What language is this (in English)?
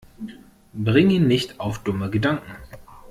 German